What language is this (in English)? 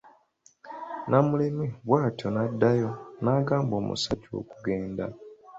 Ganda